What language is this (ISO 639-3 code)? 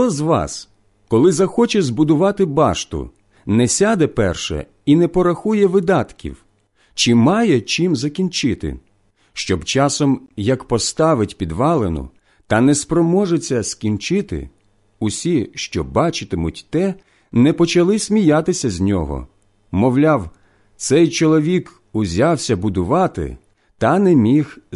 ukr